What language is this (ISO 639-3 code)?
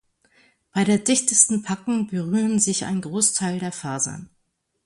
deu